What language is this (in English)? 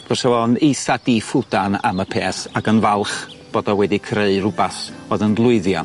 Welsh